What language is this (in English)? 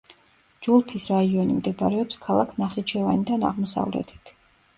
Georgian